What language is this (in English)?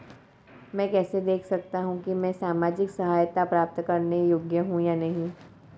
Hindi